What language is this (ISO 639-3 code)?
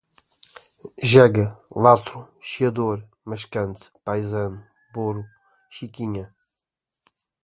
por